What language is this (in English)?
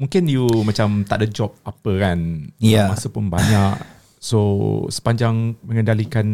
Malay